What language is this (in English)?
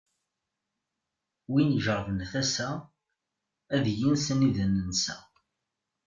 Kabyle